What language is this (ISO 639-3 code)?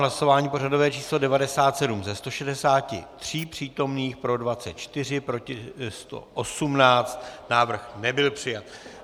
ces